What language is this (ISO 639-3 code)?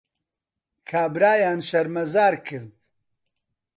ckb